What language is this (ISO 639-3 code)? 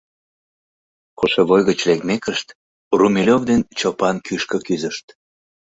chm